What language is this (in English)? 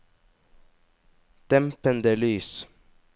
Norwegian